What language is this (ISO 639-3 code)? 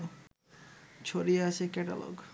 ben